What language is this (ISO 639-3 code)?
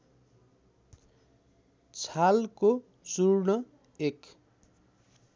nep